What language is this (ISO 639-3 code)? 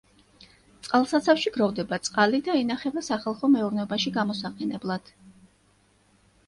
kat